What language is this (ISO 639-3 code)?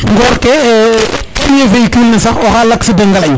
srr